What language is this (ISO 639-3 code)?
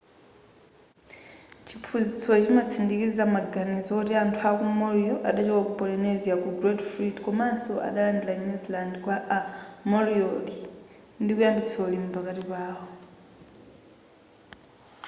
nya